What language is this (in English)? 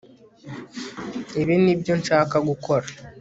Kinyarwanda